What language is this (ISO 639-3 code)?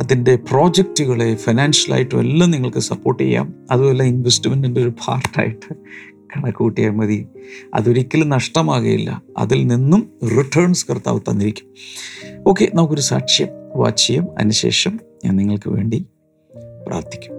mal